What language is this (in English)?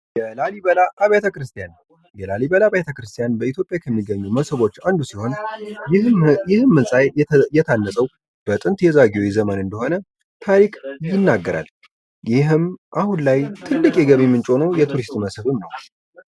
Amharic